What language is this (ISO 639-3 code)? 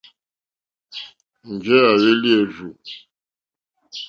bri